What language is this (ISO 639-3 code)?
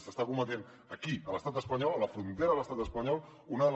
cat